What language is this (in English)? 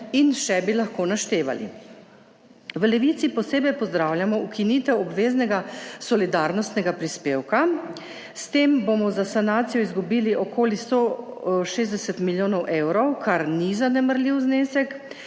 Slovenian